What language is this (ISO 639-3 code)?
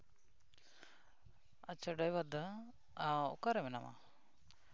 sat